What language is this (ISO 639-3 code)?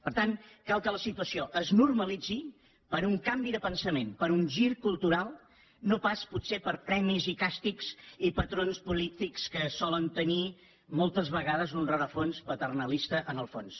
cat